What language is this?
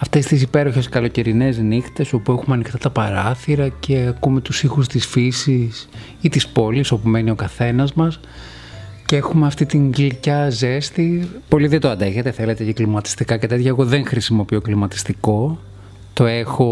Greek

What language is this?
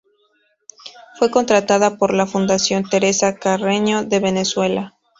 Spanish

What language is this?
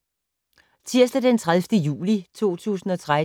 Danish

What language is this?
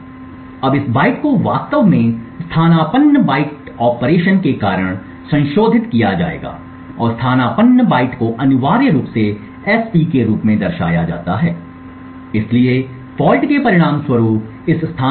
Hindi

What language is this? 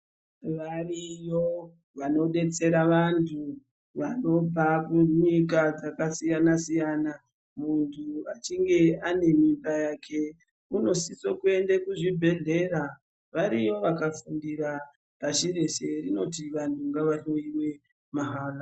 Ndau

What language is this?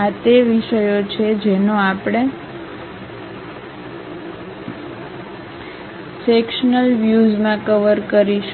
Gujarati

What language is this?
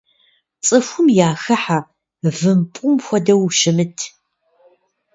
Kabardian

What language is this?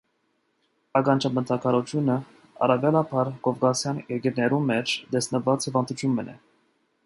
Armenian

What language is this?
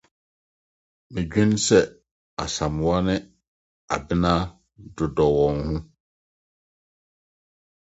Akan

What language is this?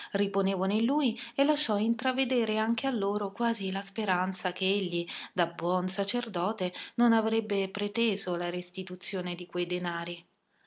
Italian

